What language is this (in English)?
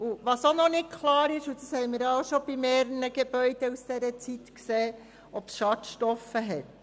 Swiss German